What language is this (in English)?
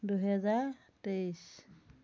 Assamese